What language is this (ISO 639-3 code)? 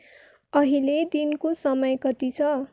nep